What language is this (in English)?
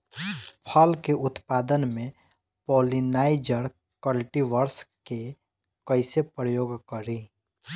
Bhojpuri